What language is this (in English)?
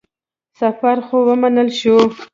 Pashto